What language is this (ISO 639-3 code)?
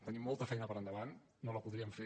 cat